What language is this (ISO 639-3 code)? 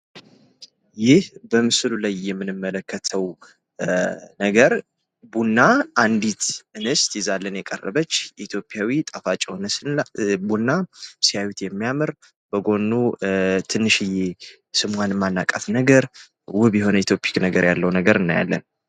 amh